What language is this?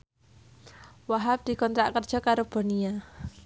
Javanese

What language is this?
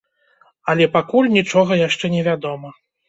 Belarusian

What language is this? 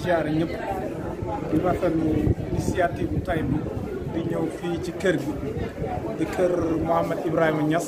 Korean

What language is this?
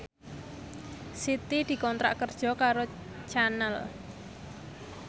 Javanese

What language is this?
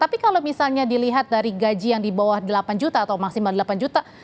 Indonesian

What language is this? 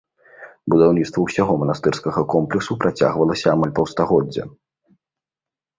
Belarusian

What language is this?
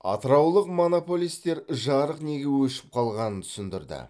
Kazakh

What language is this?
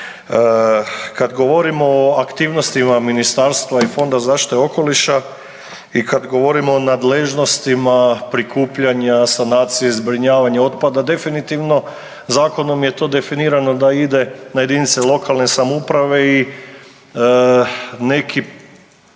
Croatian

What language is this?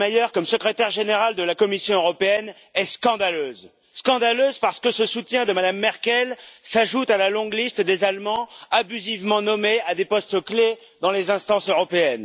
French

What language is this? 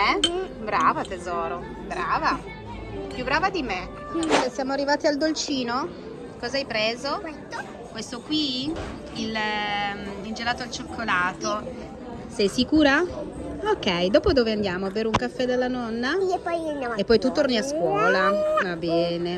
Italian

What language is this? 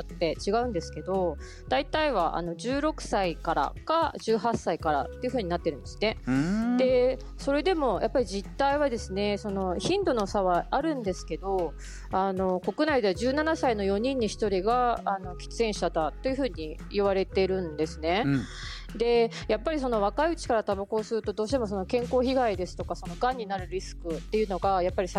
Japanese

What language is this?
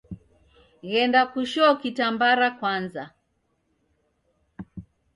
Taita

